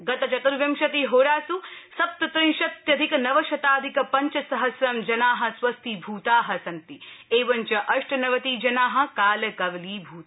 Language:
Sanskrit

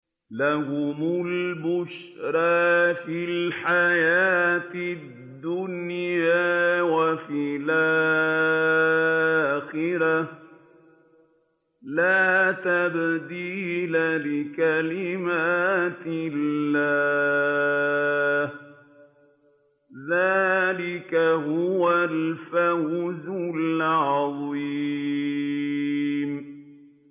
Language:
Arabic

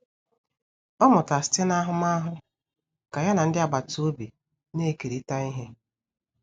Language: Igbo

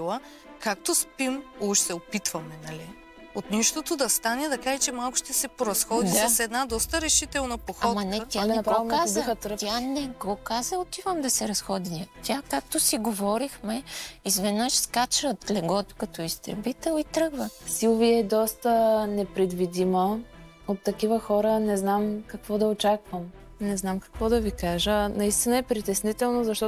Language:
Bulgarian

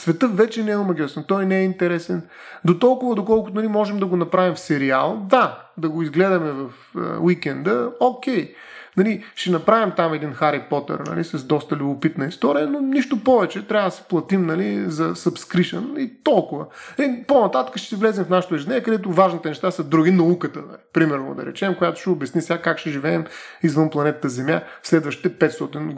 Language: Bulgarian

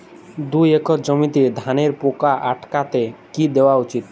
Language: Bangla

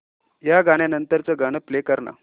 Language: Marathi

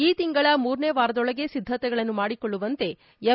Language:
Kannada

